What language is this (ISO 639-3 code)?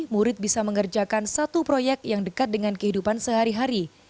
ind